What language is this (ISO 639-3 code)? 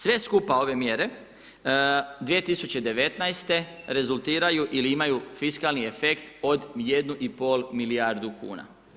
hrv